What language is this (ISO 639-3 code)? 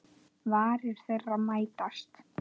isl